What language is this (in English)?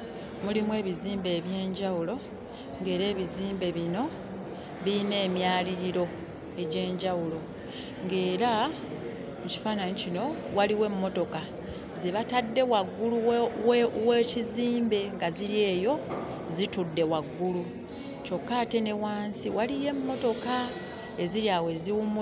Ganda